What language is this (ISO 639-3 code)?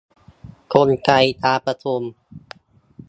tha